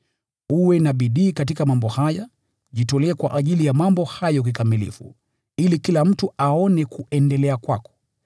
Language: Swahili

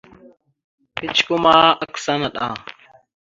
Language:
Mada (Cameroon)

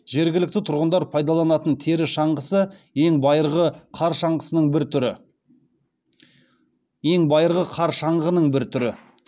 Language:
Kazakh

